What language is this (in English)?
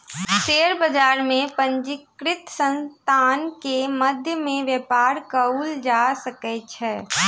Maithili